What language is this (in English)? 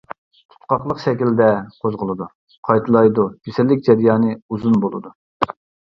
Uyghur